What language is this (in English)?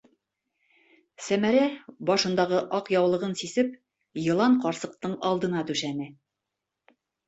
Bashkir